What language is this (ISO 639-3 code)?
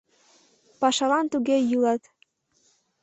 chm